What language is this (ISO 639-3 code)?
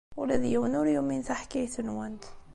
kab